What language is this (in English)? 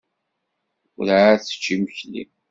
Kabyle